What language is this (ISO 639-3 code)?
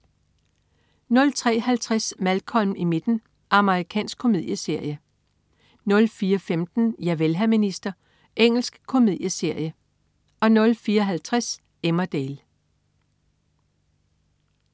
dan